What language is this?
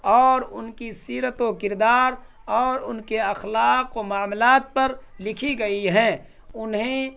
Urdu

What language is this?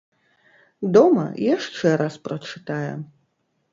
Belarusian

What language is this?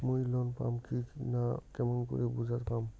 Bangla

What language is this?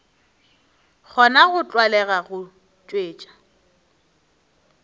Northern Sotho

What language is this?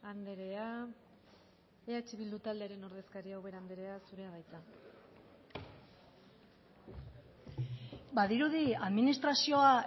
Basque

